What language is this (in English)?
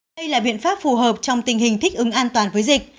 Vietnamese